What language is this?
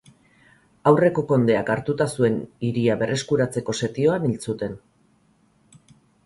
Basque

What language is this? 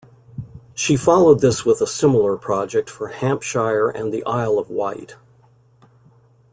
English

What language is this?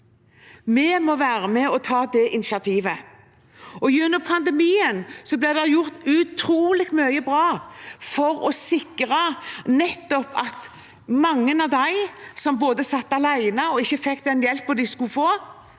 Norwegian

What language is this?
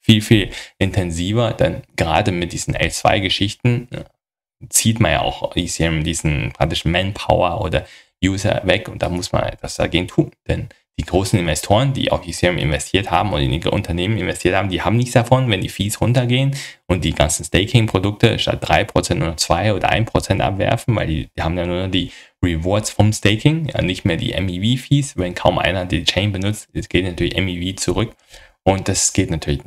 German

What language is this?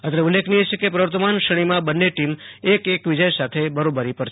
Gujarati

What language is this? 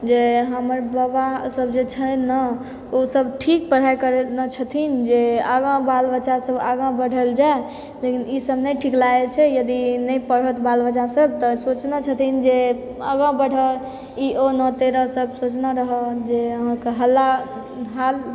Maithili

